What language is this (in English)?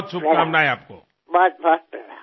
Marathi